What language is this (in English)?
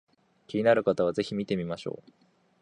Japanese